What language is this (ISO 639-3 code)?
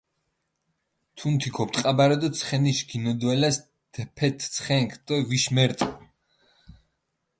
xmf